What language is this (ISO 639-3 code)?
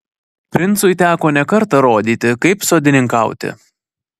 lit